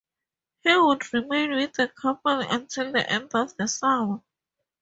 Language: English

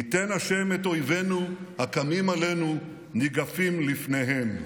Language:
Hebrew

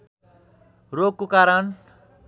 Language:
Nepali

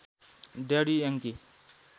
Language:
Nepali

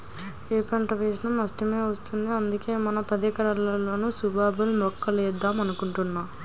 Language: Telugu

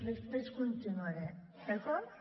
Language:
Catalan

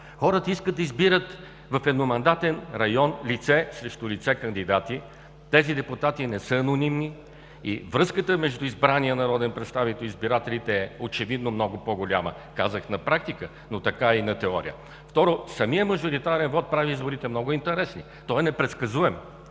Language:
Bulgarian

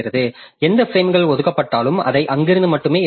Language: Tamil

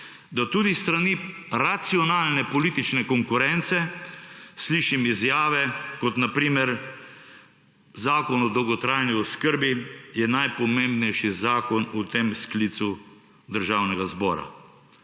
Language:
Slovenian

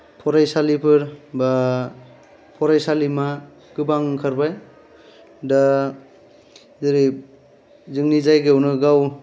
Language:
Bodo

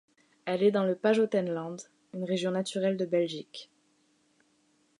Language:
French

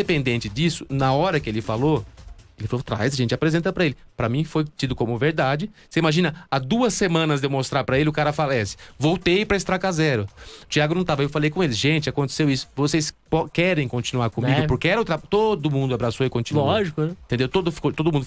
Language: Portuguese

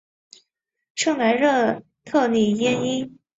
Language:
Chinese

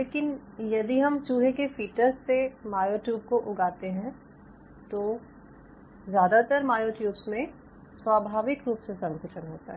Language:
Hindi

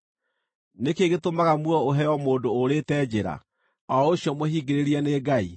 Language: Kikuyu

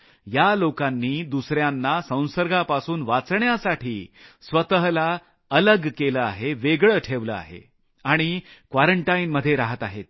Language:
Marathi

